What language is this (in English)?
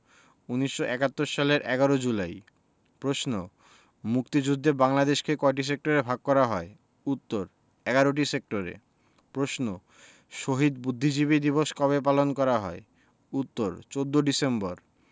Bangla